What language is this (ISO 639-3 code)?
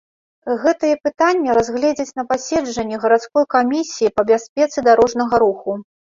bel